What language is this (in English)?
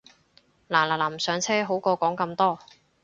Cantonese